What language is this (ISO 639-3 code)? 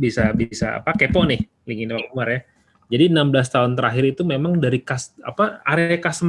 ind